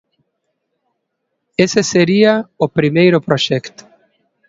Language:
Galician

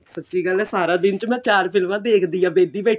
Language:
Punjabi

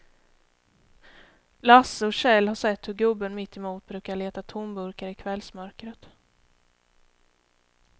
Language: Swedish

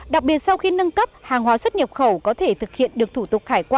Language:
Vietnamese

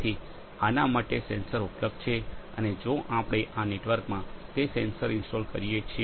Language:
Gujarati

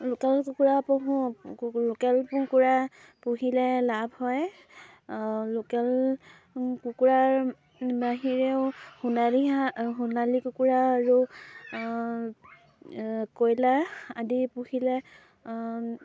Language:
Assamese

